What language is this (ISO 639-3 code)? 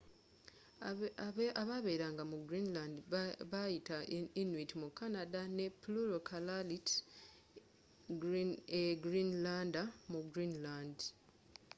lug